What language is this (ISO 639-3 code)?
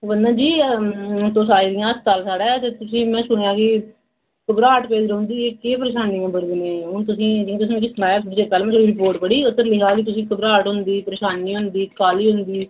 doi